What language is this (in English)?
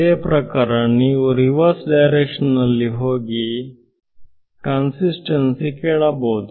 Kannada